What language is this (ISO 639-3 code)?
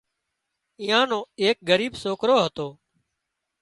kxp